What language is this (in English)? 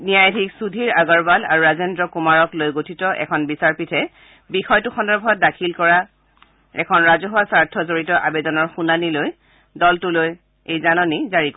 Assamese